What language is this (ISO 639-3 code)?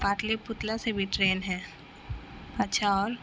urd